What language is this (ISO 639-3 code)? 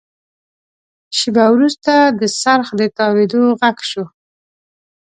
pus